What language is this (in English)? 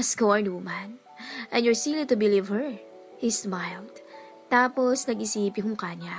Filipino